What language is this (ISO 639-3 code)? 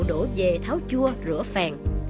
vie